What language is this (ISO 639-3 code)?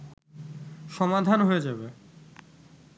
ben